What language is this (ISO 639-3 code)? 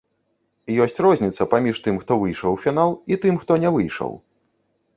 bel